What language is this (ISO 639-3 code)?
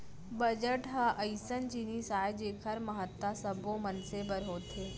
hne